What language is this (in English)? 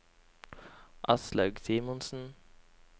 Norwegian